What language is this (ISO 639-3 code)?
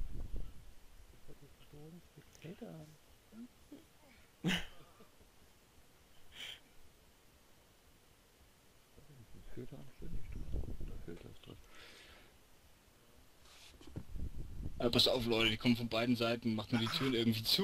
deu